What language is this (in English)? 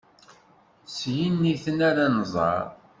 Kabyle